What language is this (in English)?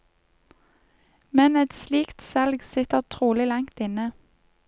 Norwegian